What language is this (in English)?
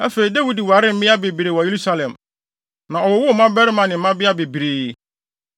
Akan